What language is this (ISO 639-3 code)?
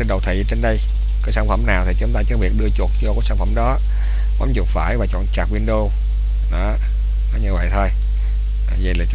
vie